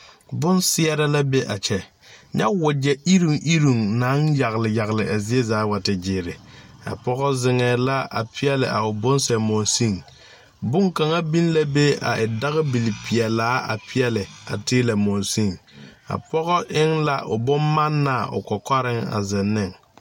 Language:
Southern Dagaare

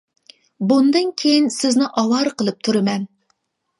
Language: Uyghur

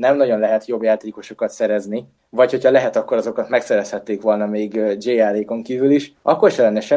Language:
Hungarian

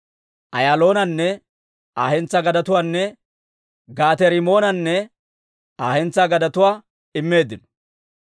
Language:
Dawro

